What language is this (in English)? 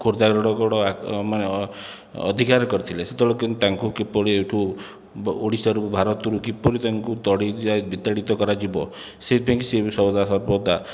Odia